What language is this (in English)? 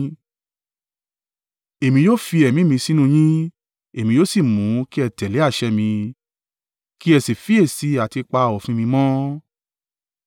Yoruba